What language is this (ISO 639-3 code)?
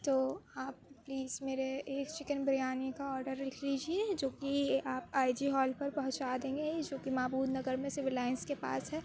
urd